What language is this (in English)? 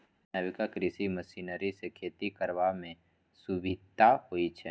Maithili